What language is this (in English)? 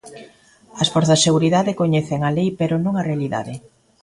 Galician